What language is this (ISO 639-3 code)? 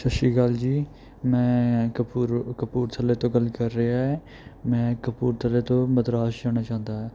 pan